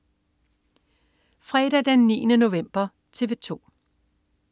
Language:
Danish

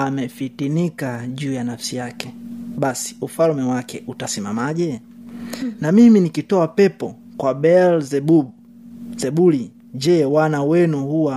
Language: Swahili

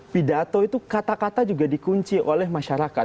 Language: Indonesian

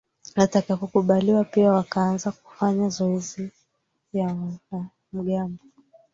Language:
Swahili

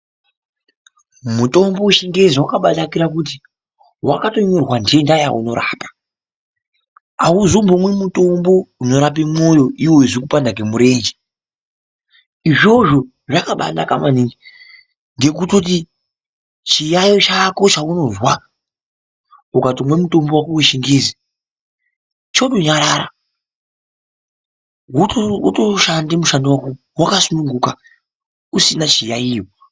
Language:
Ndau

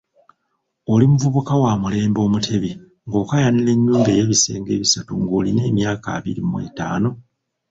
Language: Ganda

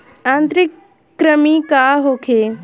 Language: Bhojpuri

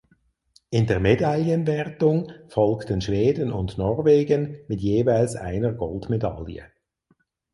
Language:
German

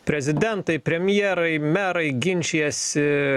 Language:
Lithuanian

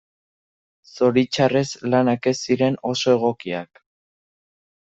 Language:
Basque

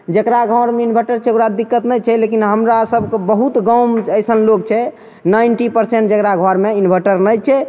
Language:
Maithili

